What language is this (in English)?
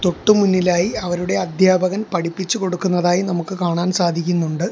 Malayalam